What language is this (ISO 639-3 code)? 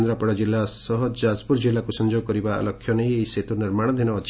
ori